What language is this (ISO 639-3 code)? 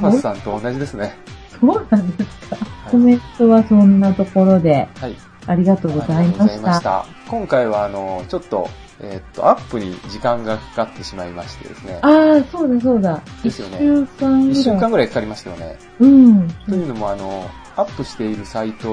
jpn